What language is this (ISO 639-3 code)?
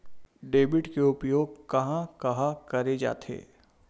hne